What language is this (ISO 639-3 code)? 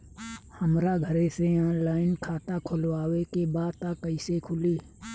bho